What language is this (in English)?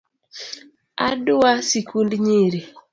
Luo (Kenya and Tanzania)